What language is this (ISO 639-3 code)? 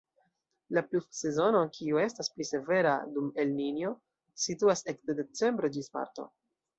epo